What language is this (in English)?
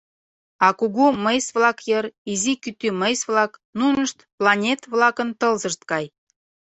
Mari